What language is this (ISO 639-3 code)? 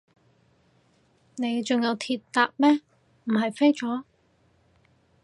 yue